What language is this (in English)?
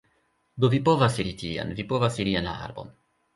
Esperanto